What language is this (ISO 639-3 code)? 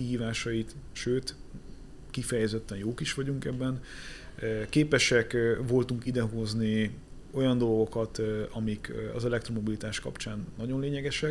hun